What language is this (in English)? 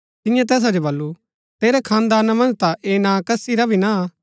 Gaddi